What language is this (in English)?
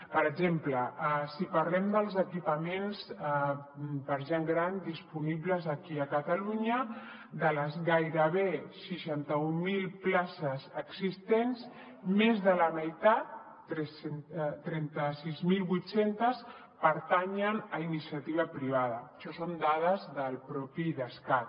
Catalan